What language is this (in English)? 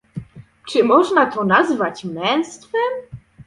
Polish